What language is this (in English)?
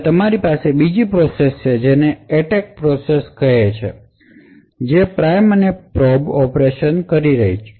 Gujarati